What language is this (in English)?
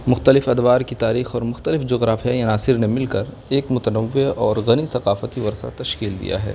Urdu